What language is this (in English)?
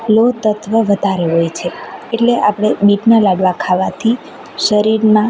Gujarati